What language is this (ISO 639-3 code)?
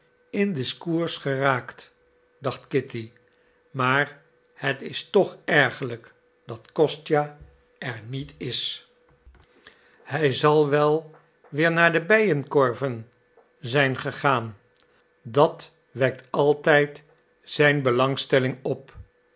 nld